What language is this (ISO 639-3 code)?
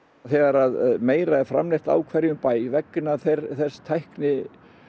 isl